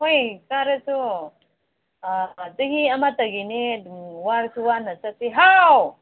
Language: Manipuri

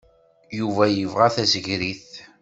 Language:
Kabyle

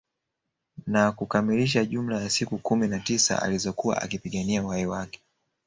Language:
Swahili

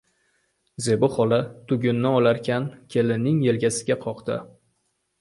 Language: Uzbek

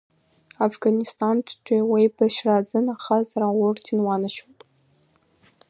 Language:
Abkhazian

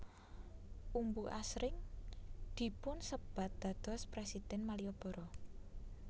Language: Javanese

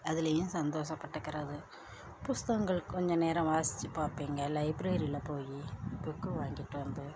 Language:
Tamil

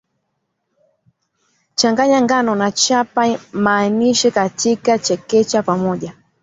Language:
Swahili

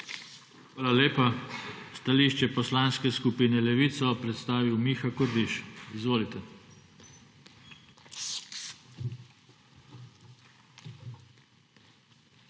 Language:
Slovenian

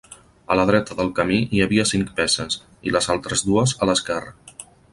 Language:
Catalan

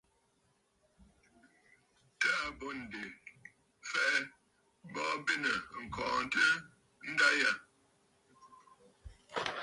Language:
Bafut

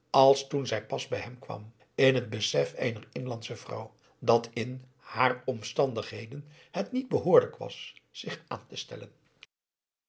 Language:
Dutch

